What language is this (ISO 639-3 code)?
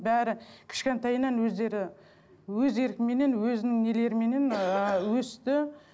kaz